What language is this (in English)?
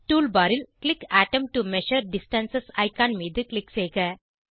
Tamil